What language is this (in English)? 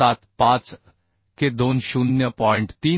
Marathi